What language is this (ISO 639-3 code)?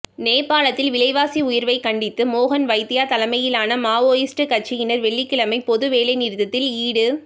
tam